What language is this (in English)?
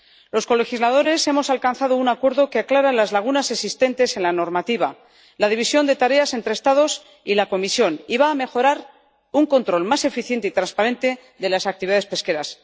Spanish